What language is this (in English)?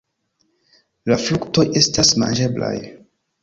Esperanto